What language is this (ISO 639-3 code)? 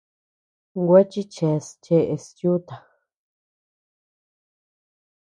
cux